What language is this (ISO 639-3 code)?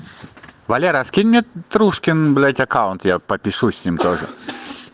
rus